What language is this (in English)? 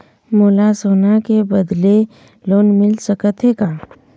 Chhattisgarhi